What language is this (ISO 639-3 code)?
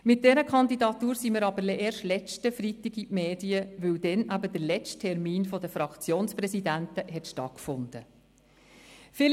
gsw